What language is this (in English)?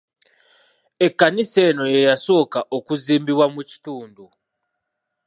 Ganda